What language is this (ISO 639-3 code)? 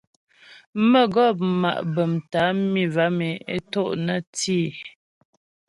bbj